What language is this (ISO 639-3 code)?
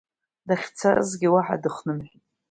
abk